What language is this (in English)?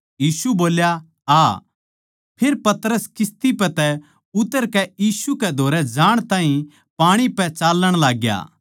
Haryanvi